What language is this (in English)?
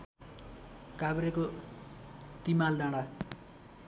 Nepali